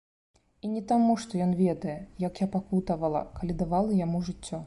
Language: Belarusian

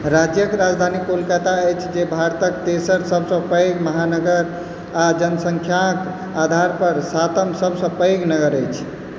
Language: Maithili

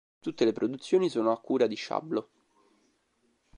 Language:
Italian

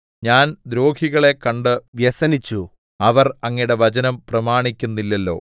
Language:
Malayalam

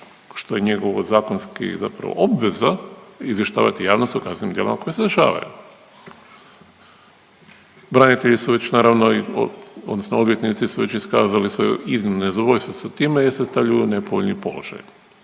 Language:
Croatian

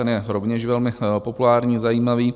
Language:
Czech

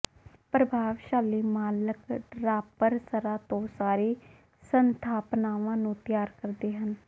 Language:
Punjabi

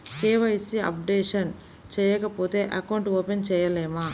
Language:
Telugu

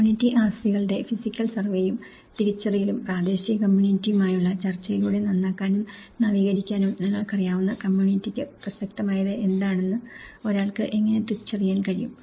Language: Malayalam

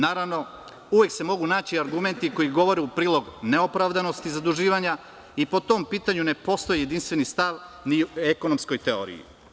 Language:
Serbian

